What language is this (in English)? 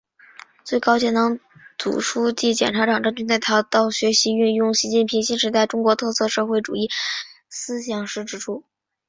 Chinese